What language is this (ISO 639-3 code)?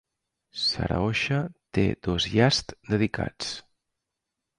cat